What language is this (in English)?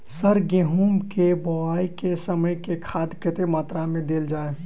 Maithili